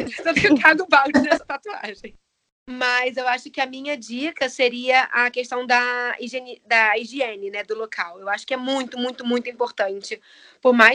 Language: Portuguese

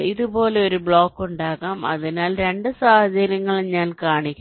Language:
Malayalam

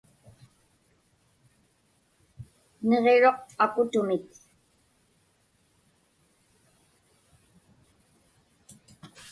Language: Inupiaq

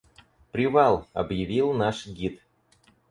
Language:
Russian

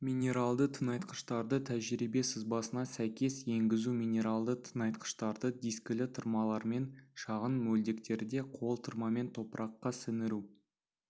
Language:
Kazakh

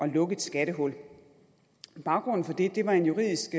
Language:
Danish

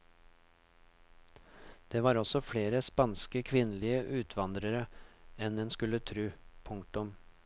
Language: Norwegian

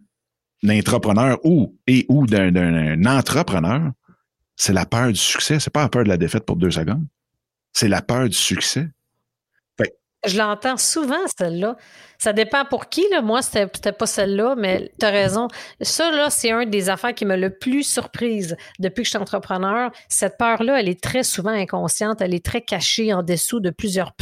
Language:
French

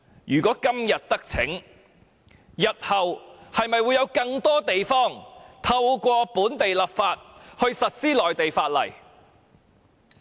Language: Cantonese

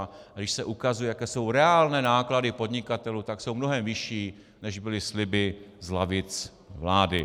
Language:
Czech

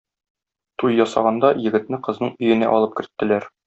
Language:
Tatar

